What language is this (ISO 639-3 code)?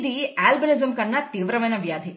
tel